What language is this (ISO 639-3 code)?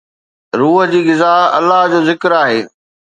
snd